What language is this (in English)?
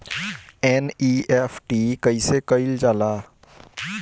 Bhojpuri